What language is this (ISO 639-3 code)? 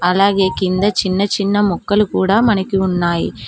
tel